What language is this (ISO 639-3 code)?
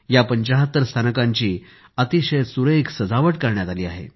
mar